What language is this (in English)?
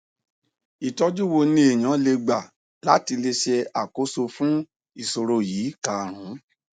Yoruba